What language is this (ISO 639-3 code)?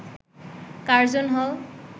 ben